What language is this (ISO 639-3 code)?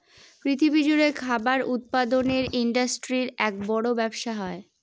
ben